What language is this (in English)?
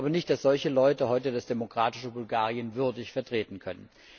German